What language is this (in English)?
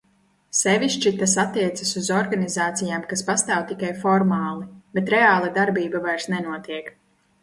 Latvian